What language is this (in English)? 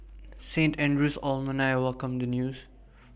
English